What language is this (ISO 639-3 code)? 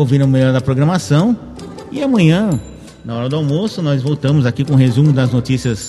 por